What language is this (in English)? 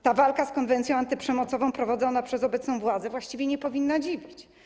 Polish